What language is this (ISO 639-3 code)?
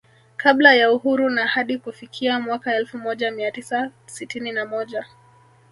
swa